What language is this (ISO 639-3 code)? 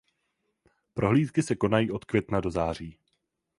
ces